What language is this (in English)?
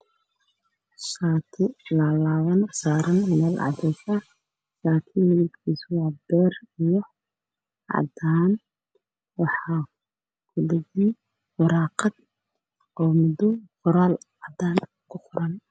Somali